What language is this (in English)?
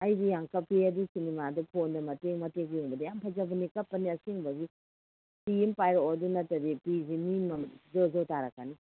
Manipuri